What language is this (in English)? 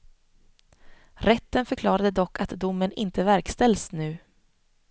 Swedish